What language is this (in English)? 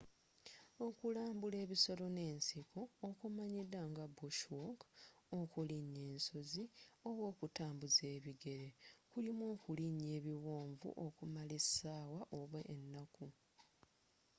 Ganda